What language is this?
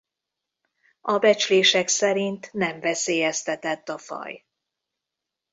Hungarian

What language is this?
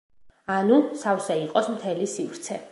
Georgian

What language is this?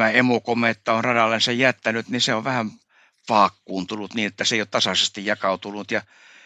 Finnish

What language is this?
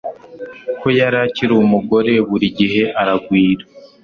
Kinyarwanda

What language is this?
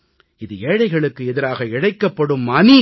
Tamil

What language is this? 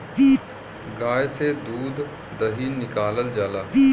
Bhojpuri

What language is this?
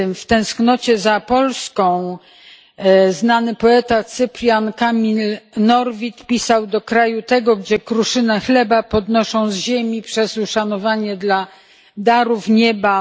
Polish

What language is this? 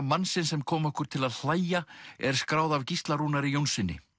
Icelandic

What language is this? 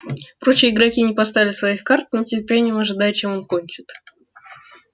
Russian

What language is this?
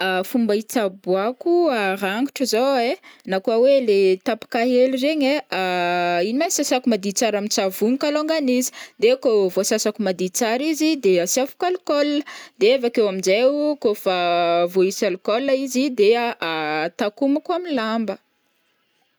Northern Betsimisaraka Malagasy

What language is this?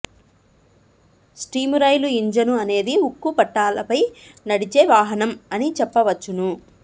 Telugu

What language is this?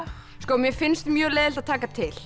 Icelandic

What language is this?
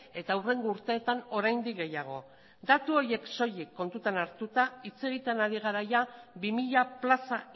Basque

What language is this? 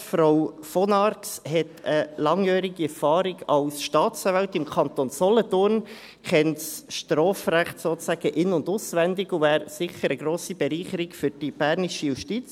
Swiss German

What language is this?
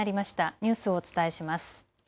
Japanese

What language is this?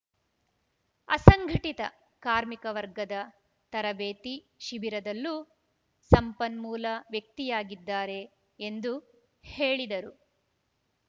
Kannada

